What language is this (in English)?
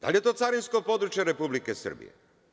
Serbian